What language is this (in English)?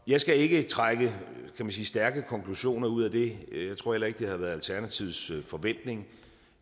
Danish